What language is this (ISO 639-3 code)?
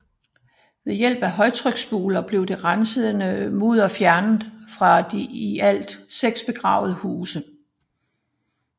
dan